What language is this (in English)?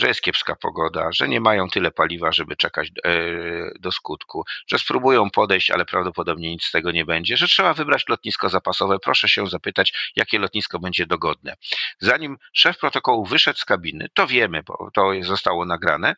Polish